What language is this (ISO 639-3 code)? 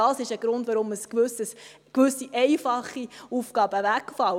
gsw